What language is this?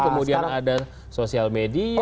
Indonesian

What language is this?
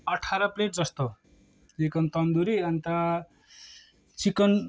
Nepali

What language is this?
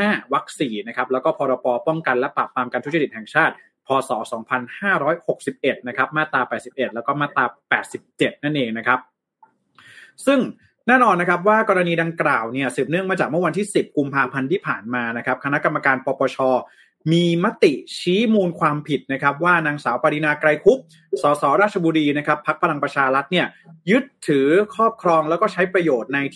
Thai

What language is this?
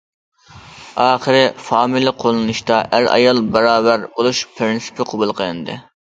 Uyghur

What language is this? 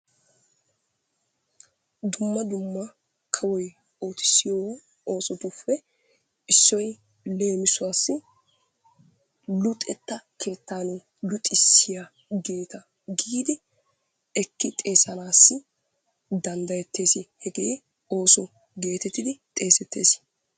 Wolaytta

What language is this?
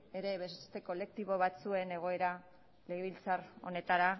Basque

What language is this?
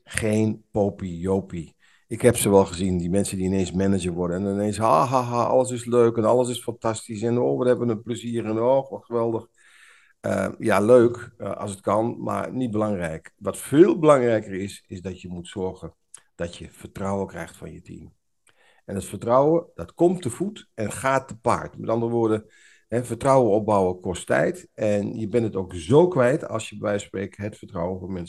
Dutch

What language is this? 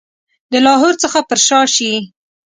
Pashto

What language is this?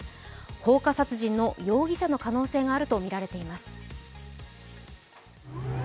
Japanese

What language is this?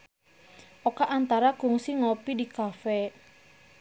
Sundanese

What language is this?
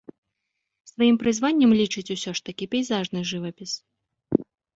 Belarusian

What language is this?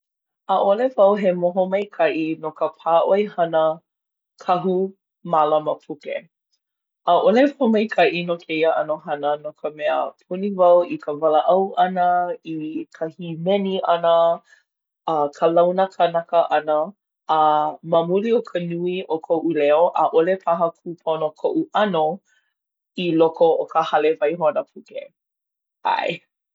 Hawaiian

